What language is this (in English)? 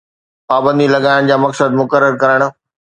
Sindhi